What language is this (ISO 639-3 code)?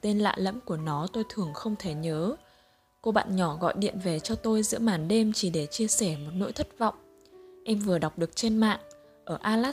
vie